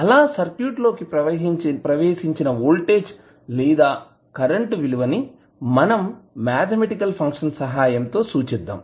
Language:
Telugu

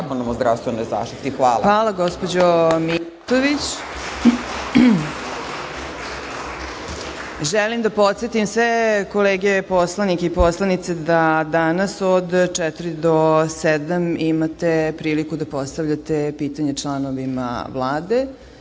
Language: Serbian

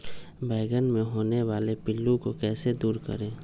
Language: Magahi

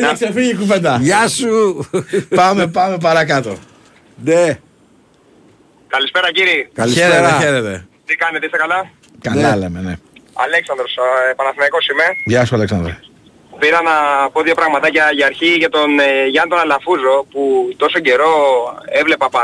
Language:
Greek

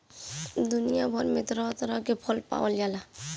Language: Bhojpuri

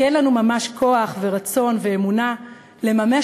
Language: Hebrew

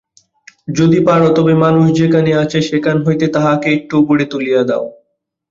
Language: Bangla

